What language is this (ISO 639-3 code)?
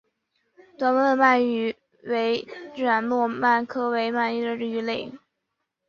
zho